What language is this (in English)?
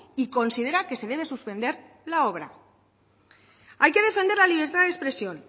Spanish